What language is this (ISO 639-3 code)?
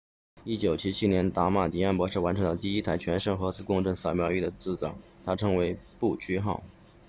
zho